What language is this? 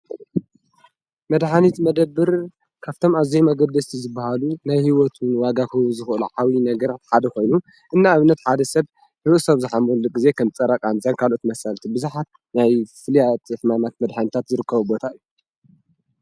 Tigrinya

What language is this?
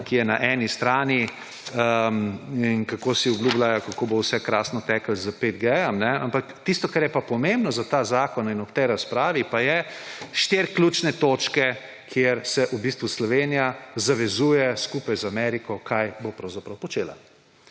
Slovenian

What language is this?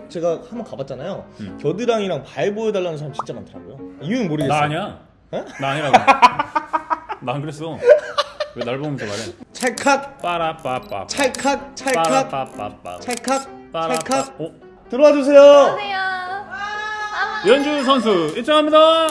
Korean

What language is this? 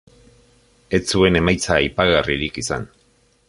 Basque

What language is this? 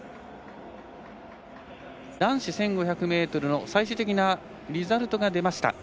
Japanese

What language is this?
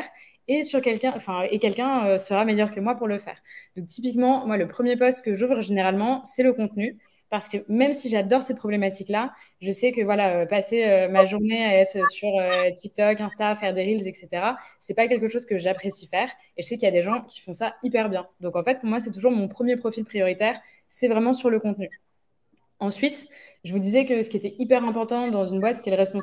French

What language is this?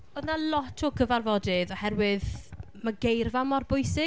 Welsh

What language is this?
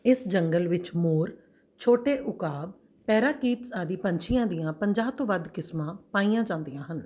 Punjabi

